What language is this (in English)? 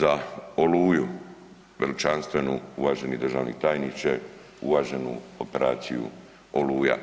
Croatian